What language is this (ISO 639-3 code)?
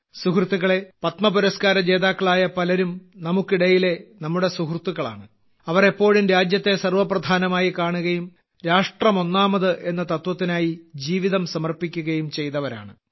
mal